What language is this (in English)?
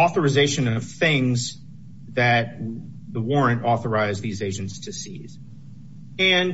English